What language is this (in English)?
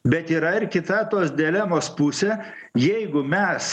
Lithuanian